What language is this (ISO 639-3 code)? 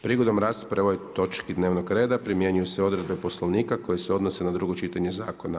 hrv